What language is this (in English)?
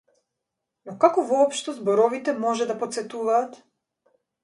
Macedonian